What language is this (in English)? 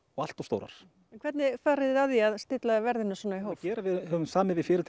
Icelandic